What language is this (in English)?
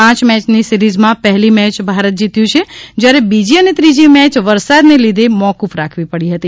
Gujarati